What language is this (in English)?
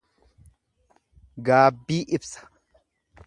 Oromo